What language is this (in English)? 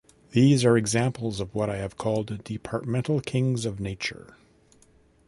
English